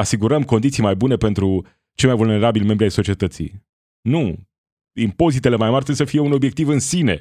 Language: Romanian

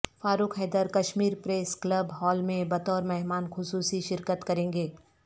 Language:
Urdu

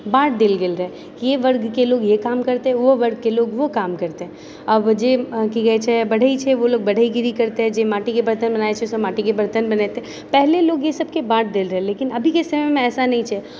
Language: Maithili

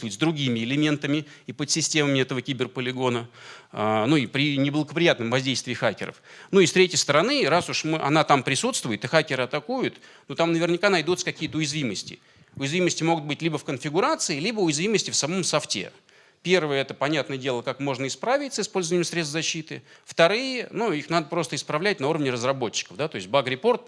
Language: Russian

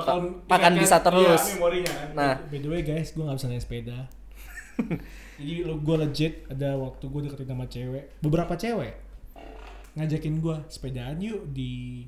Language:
Indonesian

